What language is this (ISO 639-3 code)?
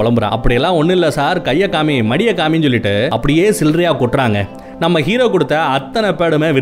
tam